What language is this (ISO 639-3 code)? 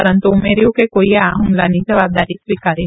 guj